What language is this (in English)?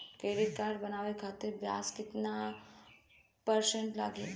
Bhojpuri